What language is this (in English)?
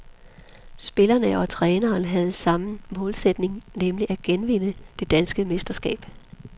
Danish